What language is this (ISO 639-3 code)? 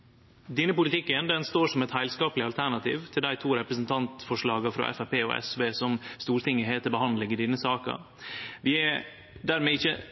nno